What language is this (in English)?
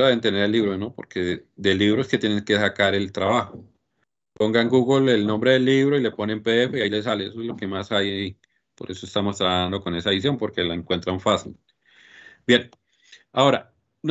Spanish